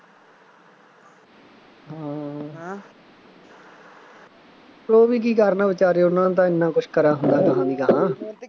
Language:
Punjabi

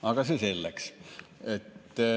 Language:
Estonian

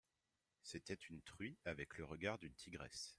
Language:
French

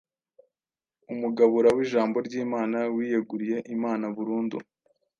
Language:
Kinyarwanda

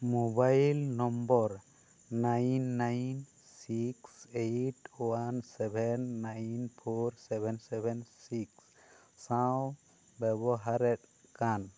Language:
Santali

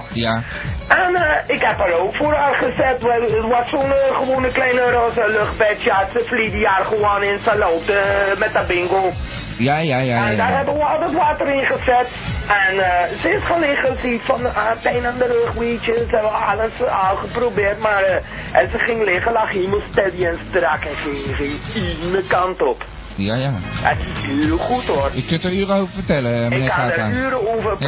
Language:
Dutch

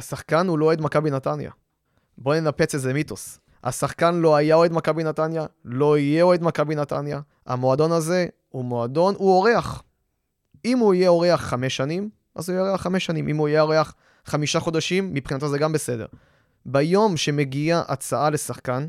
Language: Hebrew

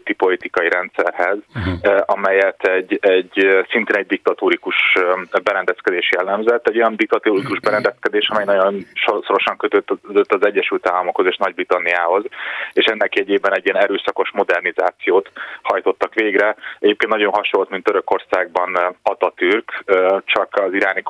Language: Hungarian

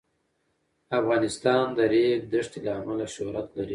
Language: Pashto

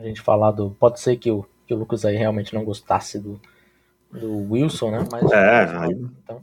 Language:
Portuguese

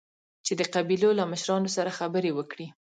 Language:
Pashto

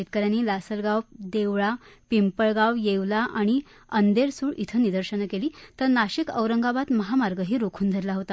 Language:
Marathi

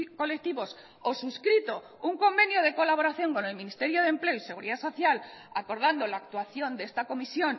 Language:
Spanish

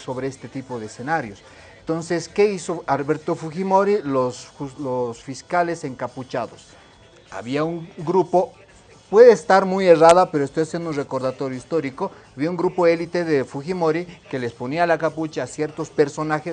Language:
Spanish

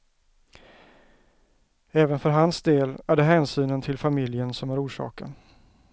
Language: Swedish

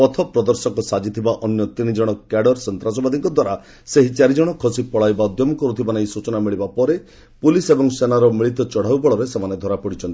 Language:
Odia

